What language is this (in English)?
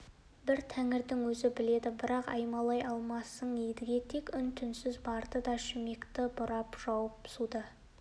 Kazakh